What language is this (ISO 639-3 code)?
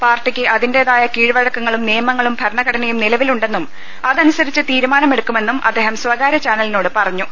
mal